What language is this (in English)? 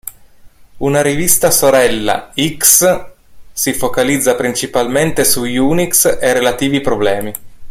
Italian